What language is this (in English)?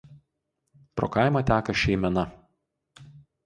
Lithuanian